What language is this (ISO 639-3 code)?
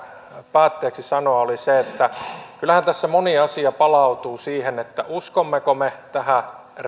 fin